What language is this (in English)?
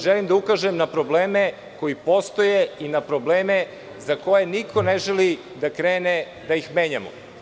Serbian